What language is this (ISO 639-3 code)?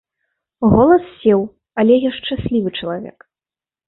bel